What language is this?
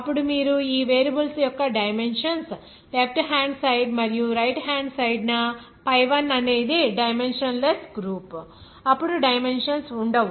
Telugu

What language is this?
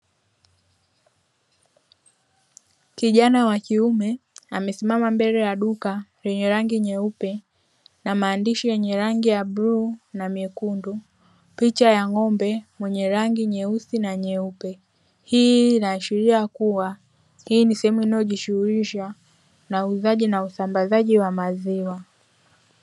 Swahili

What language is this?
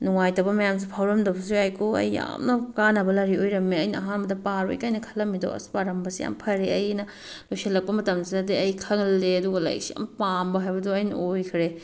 Manipuri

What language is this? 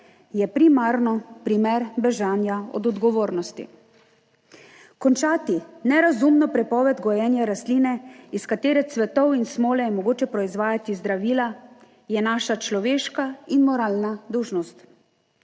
Slovenian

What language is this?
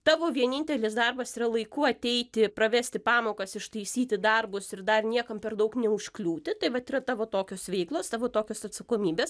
Lithuanian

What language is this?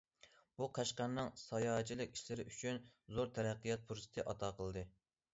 Uyghur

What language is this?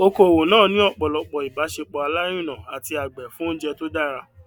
Yoruba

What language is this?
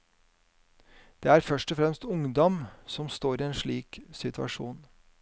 Norwegian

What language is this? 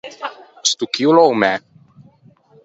Ligurian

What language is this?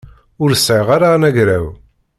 Kabyle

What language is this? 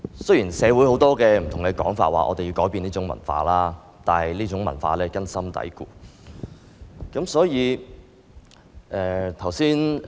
Cantonese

